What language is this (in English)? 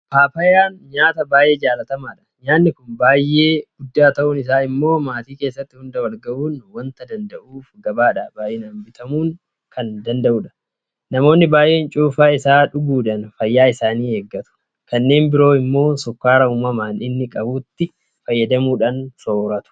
Oromo